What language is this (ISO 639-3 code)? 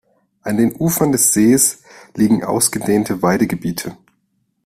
deu